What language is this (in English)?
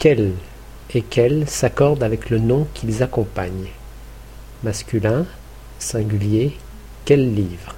French